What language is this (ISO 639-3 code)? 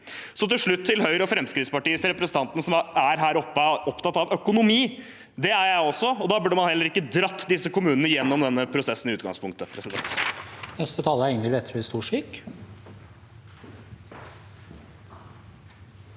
nor